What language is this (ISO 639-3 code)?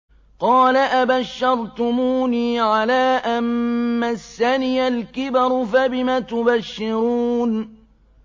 ara